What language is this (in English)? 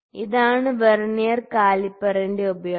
Malayalam